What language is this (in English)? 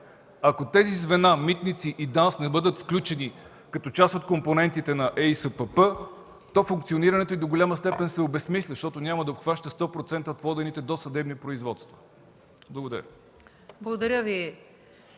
Bulgarian